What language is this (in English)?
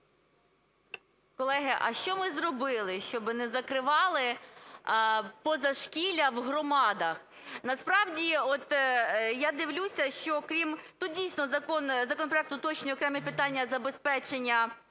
Ukrainian